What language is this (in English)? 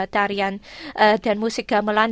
Indonesian